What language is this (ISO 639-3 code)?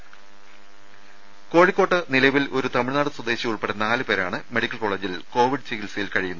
mal